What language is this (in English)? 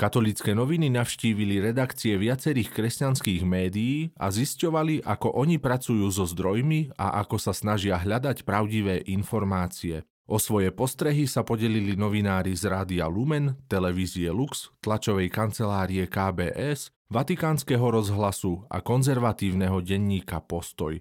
Slovak